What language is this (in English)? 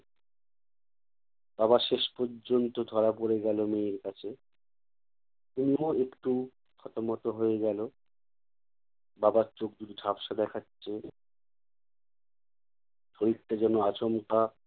Bangla